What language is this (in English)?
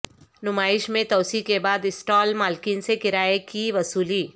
Urdu